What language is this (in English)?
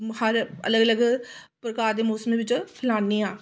Dogri